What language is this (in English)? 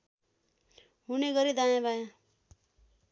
Nepali